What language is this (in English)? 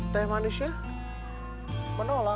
Indonesian